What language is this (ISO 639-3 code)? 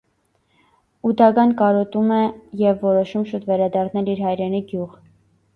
hye